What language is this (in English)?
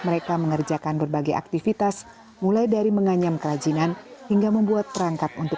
Indonesian